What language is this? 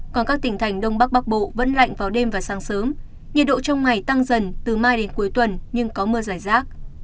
Vietnamese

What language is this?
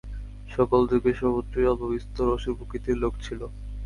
Bangla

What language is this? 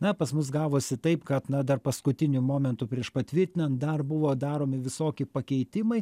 Lithuanian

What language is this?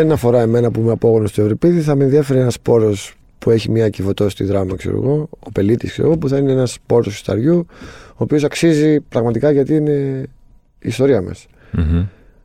Greek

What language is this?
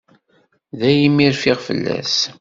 Kabyle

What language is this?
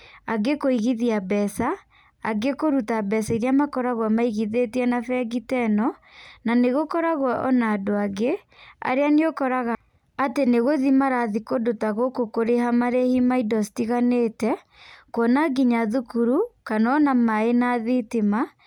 Kikuyu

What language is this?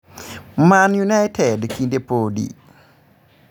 Luo (Kenya and Tanzania)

